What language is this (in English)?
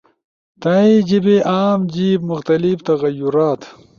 Ushojo